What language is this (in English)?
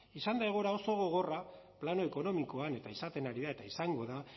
Basque